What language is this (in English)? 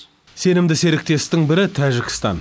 Kazakh